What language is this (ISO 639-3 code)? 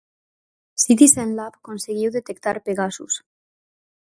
glg